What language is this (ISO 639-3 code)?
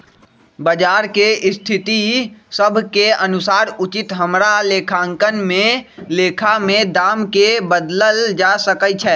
mag